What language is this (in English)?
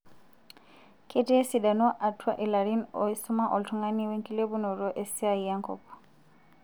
Masai